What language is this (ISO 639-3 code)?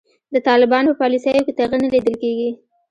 pus